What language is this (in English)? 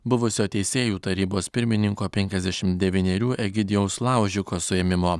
Lithuanian